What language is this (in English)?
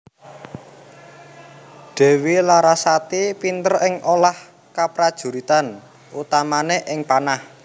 Javanese